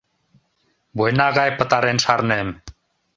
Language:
Mari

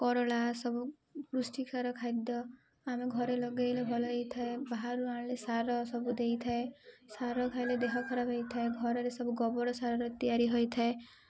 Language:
Odia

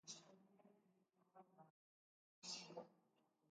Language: Basque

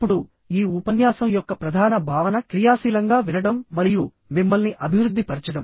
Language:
Telugu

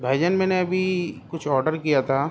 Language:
Urdu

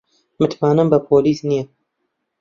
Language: Central Kurdish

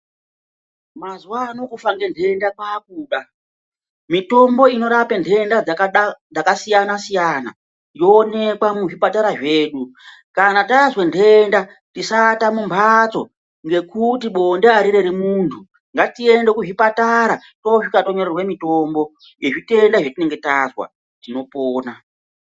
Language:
Ndau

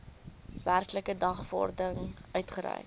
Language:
Afrikaans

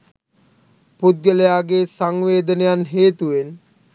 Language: Sinhala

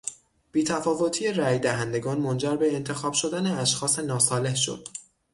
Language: Persian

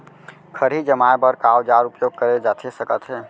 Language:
Chhattisgarhi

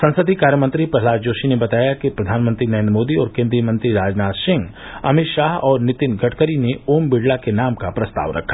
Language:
Hindi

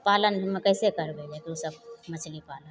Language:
Maithili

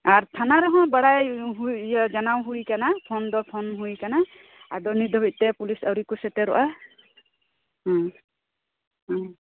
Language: Santali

